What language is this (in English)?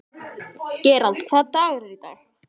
Icelandic